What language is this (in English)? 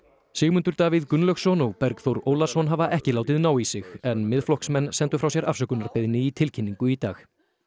Icelandic